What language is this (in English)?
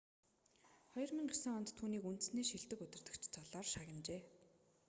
Mongolian